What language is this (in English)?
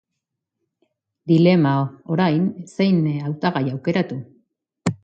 Basque